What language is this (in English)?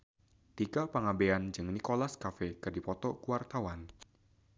Sundanese